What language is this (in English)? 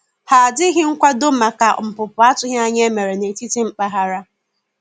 Igbo